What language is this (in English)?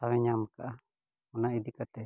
Santali